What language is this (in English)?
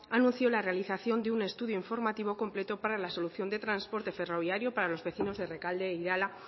Spanish